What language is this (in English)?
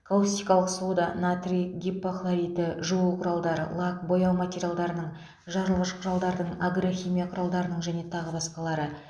Kazakh